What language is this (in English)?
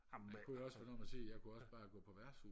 Danish